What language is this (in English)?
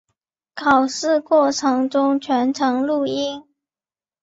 Chinese